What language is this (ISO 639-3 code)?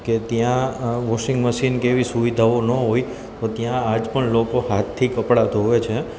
guj